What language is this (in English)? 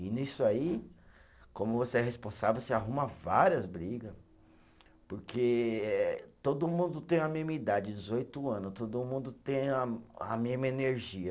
Portuguese